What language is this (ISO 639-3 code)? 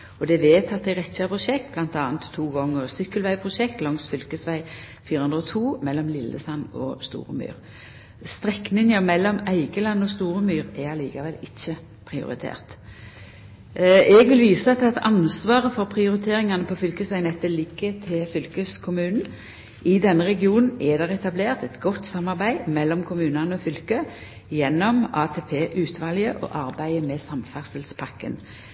nno